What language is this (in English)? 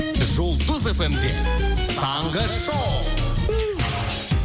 Kazakh